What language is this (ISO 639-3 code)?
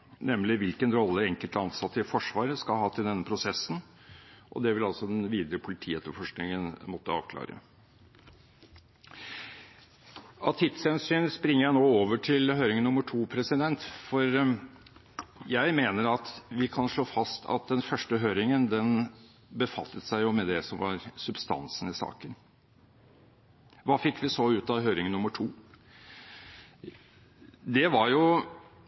nob